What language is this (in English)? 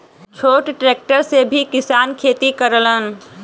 Bhojpuri